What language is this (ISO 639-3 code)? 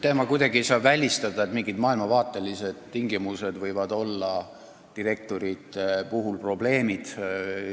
est